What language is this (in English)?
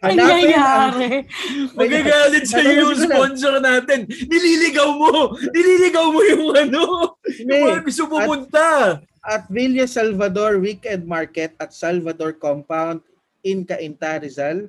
Filipino